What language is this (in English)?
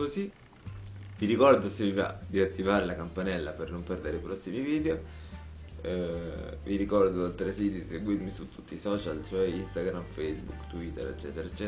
Italian